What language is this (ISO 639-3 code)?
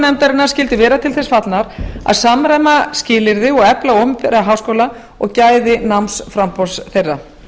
isl